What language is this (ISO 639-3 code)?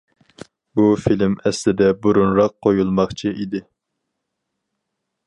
uig